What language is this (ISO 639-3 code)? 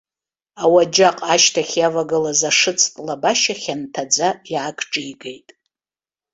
abk